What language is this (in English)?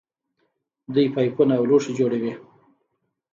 Pashto